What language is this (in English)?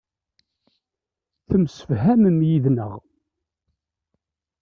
Kabyle